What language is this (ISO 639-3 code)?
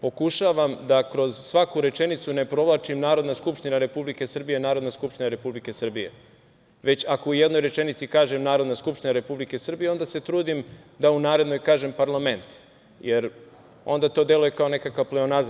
srp